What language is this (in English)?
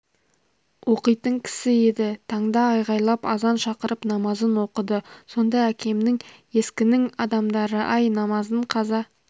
Kazakh